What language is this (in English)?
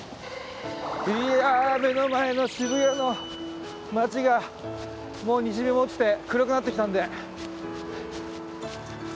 Japanese